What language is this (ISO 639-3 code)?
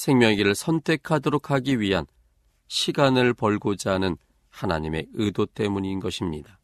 kor